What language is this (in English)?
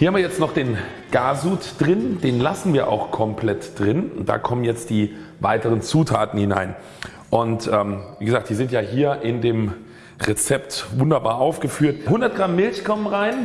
German